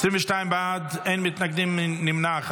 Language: Hebrew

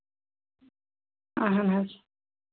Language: Kashmiri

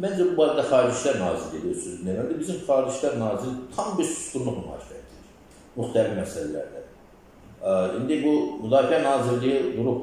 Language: Turkish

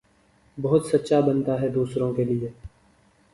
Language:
Urdu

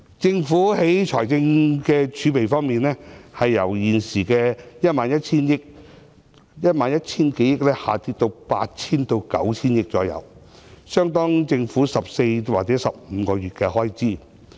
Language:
Cantonese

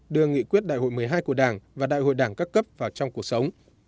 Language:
Vietnamese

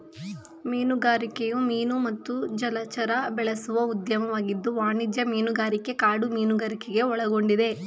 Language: Kannada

